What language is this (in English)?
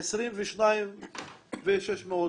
Hebrew